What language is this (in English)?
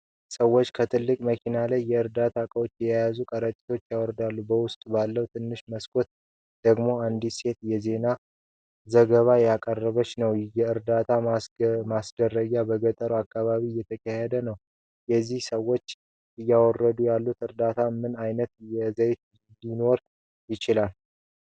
Amharic